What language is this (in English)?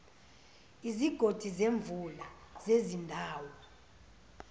Zulu